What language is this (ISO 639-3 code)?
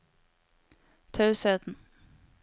nor